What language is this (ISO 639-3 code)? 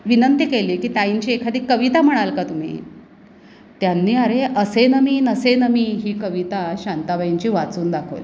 mar